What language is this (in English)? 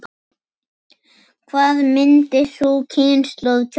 Icelandic